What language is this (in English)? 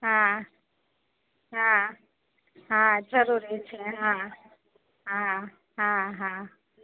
Gujarati